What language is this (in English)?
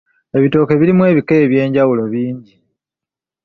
Ganda